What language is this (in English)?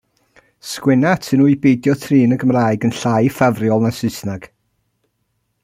Welsh